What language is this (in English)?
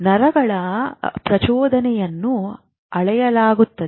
Kannada